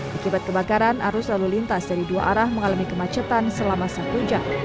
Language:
Indonesian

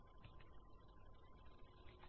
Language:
Telugu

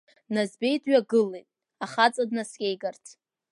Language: Abkhazian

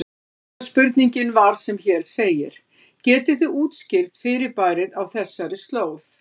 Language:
Icelandic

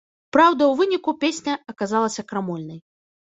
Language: Belarusian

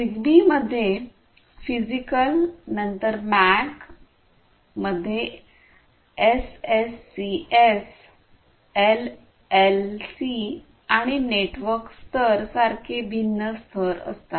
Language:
Marathi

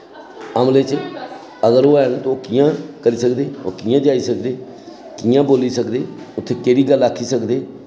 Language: Dogri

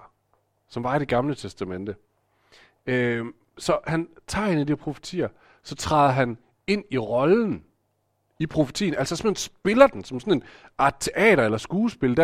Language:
Danish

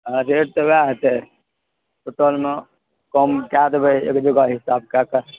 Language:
Maithili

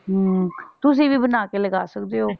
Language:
Punjabi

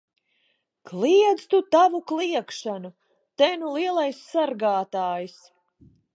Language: Latvian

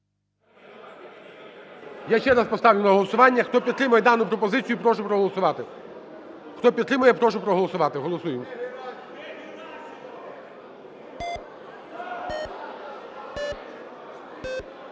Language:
Ukrainian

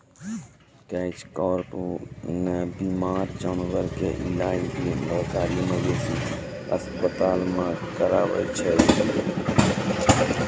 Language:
Maithili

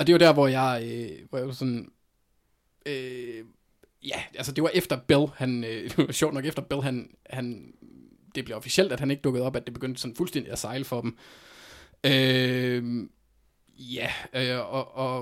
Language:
Danish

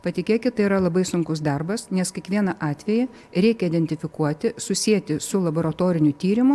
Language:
Lithuanian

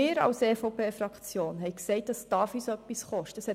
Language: Swiss German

